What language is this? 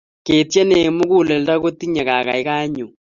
Kalenjin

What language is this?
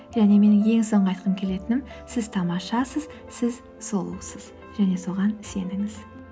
Kazakh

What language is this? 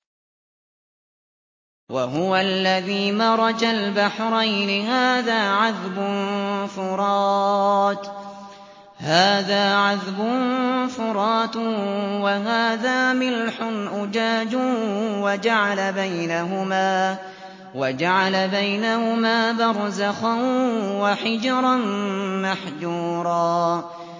Arabic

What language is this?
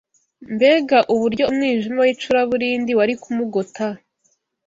Kinyarwanda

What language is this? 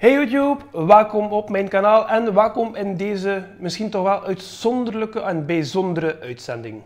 Dutch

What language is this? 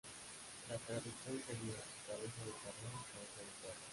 Spanish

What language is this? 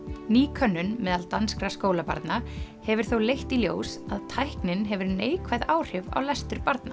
Icelandic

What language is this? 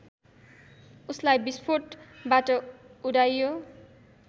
Nepali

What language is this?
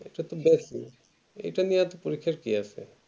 Bangla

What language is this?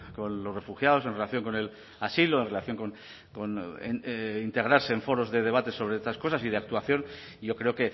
Spanish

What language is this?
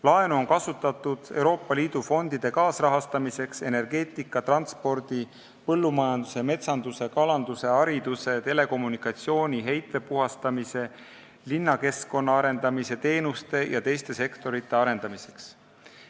Estonian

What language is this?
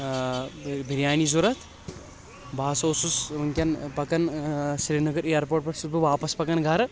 Kashmiri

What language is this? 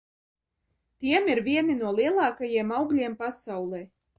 Latvian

